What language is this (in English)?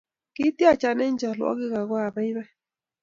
Kalenjin